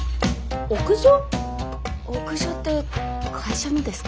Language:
Japanese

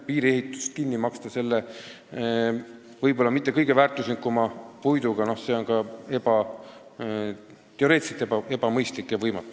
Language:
Estonian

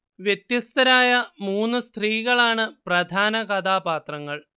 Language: Malayalam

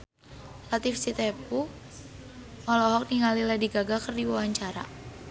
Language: Sundanese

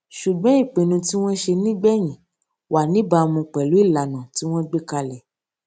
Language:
Yoruba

